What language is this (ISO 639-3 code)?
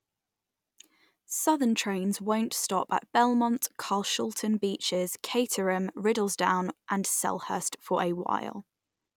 eng